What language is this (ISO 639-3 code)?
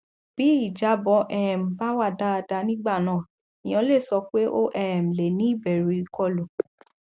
yor